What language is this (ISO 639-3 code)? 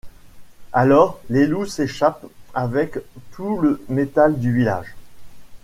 fra